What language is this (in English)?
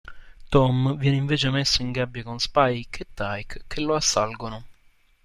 Italian